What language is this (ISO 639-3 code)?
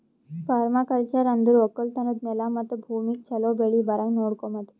kan